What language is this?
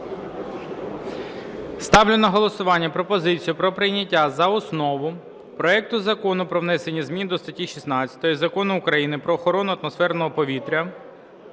Ukrainian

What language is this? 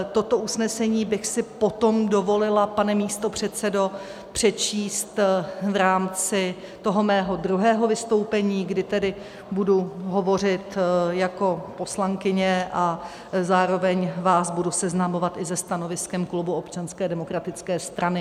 Czech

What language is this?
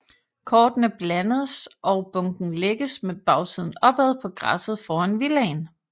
Danish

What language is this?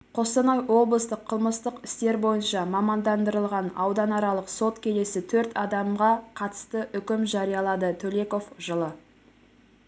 Kazakh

